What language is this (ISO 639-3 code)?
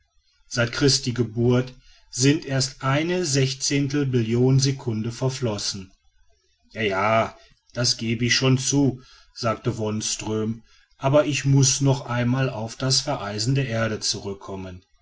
deu